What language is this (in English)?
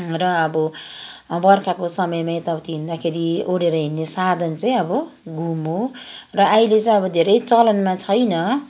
Nepali